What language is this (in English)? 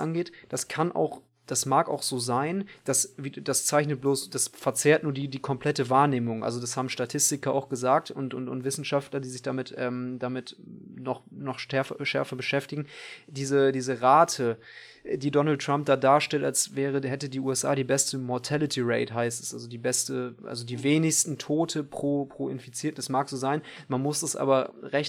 German